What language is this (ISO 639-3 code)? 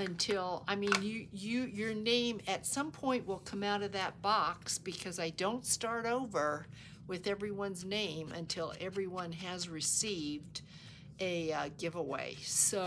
eng